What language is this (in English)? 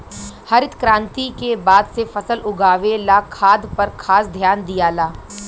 Bhojpuri